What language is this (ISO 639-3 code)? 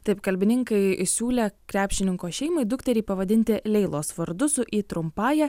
lit